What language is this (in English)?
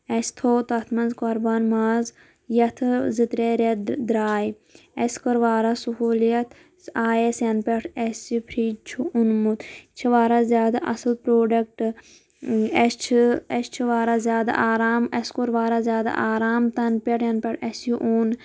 Kashmiri